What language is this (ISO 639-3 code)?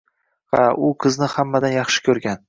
uzb